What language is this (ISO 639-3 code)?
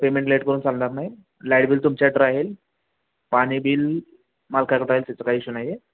mar